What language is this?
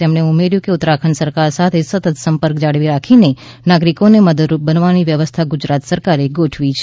Gujarati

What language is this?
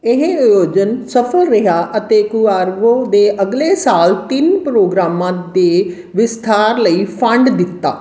Punjabi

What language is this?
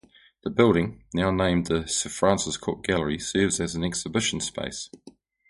English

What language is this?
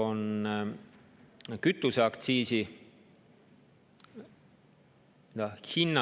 Estonian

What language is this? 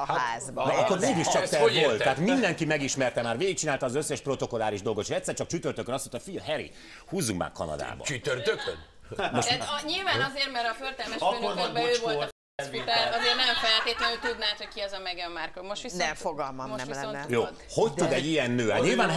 Hungarian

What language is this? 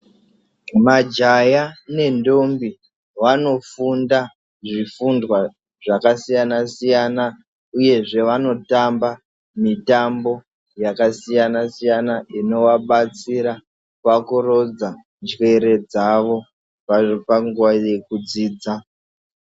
Ndau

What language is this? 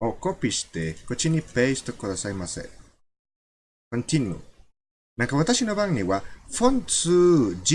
Japanese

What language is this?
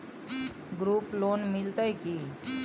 Maithili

